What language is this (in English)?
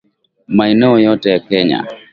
Swahili